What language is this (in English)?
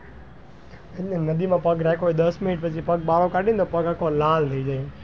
Gujarati